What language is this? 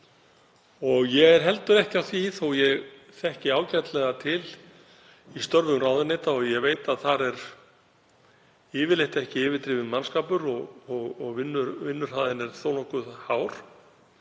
Icelandic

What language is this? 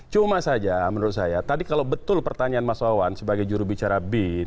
Indonesian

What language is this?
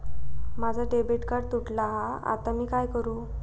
Marathi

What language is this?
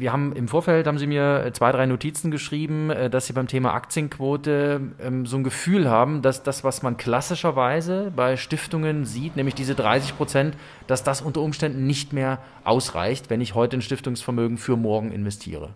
German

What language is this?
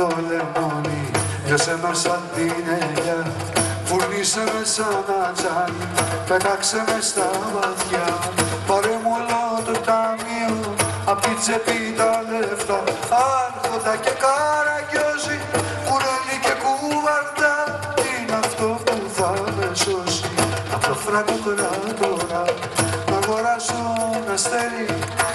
Greek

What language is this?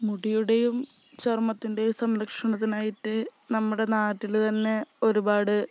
Malayalam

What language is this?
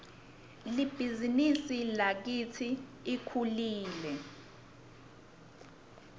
Swati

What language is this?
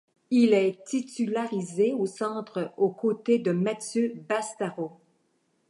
French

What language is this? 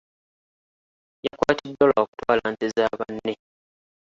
Ganda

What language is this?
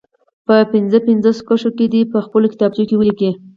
Pashto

